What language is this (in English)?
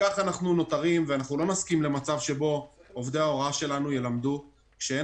Hebrew